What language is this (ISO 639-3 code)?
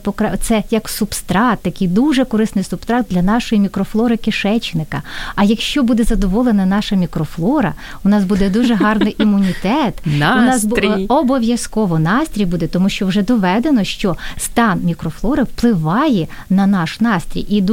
ukr